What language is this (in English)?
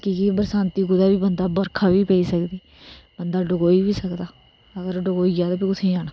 Dogri